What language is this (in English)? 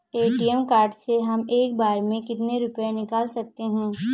Hindi